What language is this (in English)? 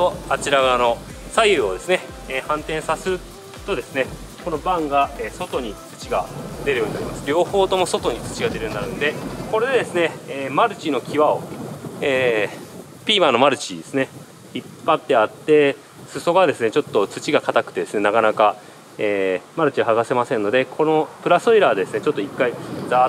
Japanese